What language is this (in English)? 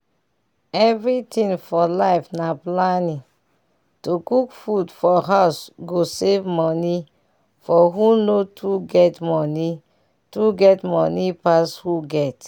Nigerian Pidgin